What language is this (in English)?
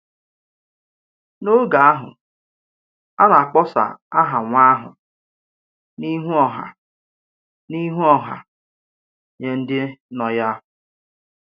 Igbo